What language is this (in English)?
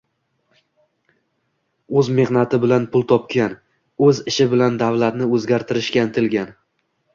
Uzbek